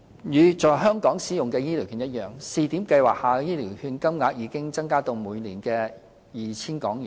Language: Cantonese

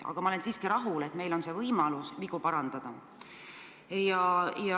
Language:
Estonian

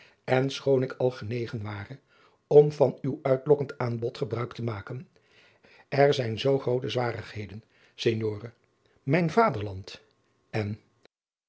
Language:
Dutch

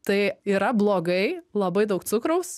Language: Lithuanian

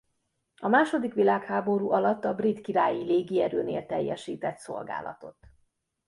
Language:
Hungarian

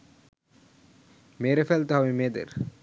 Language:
Bangla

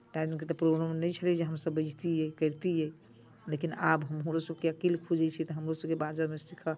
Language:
Maithili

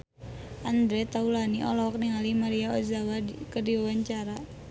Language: Sundanese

